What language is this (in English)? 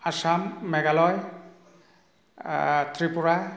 Bodo